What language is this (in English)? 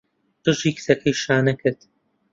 Central Kurdish